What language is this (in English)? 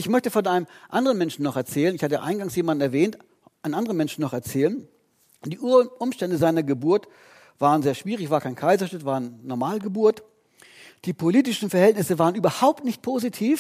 German